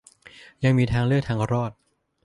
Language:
Thai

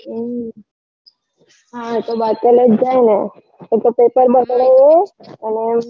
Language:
Gujarati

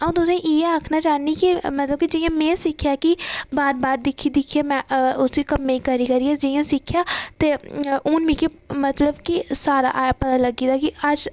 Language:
Dogri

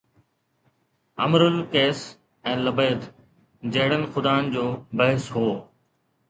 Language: Sindhi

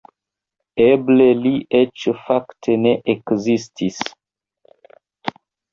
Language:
Esperanto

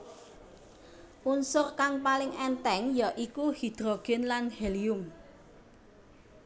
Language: Javanese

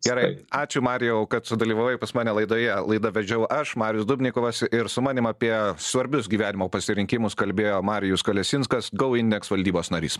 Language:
Lithuanian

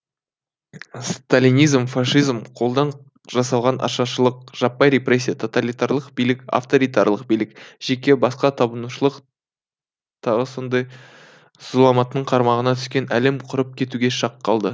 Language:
Kazakh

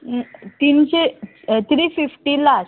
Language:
Konkani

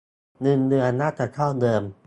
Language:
Thai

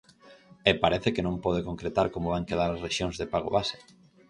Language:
Galician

